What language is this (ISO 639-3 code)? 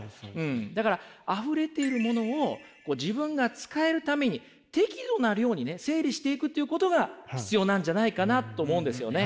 jpn